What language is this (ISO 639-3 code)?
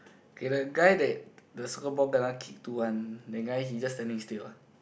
eng